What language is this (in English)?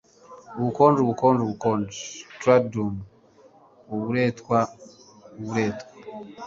Kinyarwanda